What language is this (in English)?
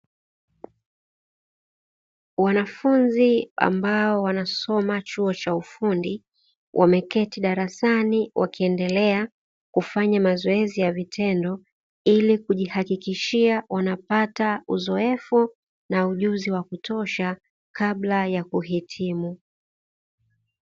Swahili